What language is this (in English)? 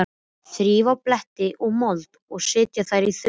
Icelandic